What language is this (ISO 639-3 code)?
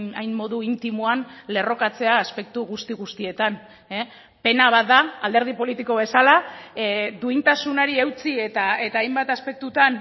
eus